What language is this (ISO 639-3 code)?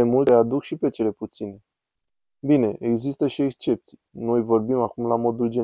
ron